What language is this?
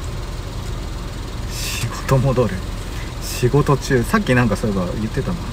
Japanese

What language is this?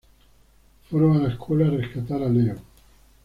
Spanish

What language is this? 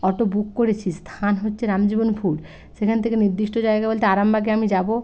Bangla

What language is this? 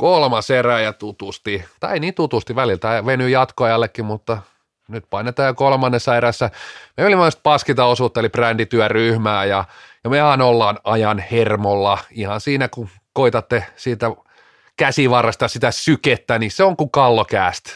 Finnish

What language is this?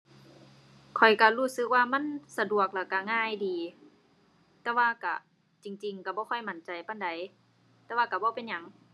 Thai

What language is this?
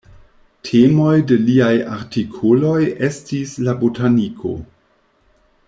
Esperanto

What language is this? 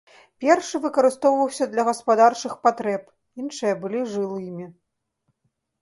Belarusian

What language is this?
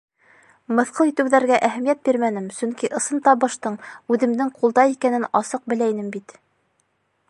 Bashkir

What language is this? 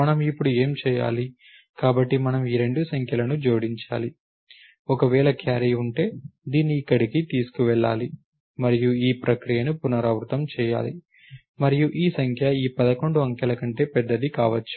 Telugu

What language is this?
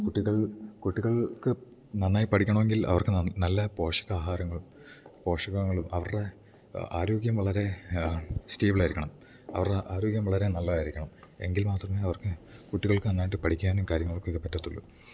Malayalam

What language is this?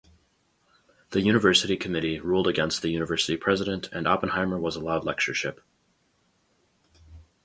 English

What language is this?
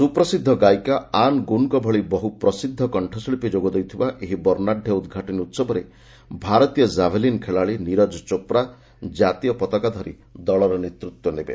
Odia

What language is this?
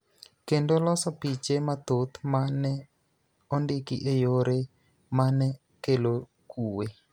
Luo (Kenya and Tanzania)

